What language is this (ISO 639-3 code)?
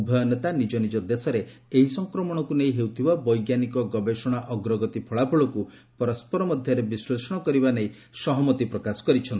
ori